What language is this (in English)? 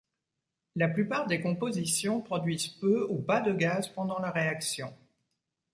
French